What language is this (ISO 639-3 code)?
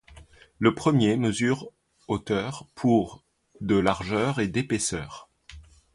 fra